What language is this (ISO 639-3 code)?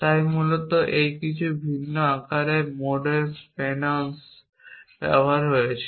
ben